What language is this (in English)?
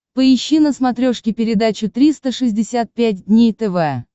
Russian